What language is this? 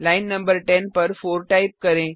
Hindi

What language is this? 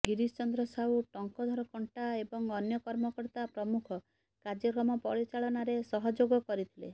Odia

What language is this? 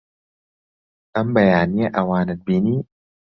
Central Kurdish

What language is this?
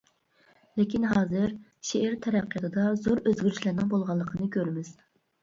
Uyghur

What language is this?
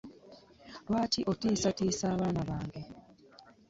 Ganda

